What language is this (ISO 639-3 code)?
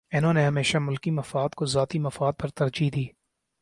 urd